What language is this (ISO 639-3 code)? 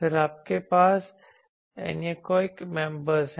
hin